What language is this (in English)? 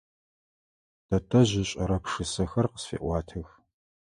Adyghe